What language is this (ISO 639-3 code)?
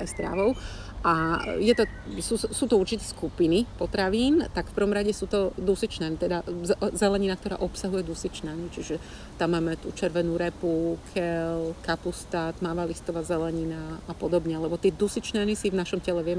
slk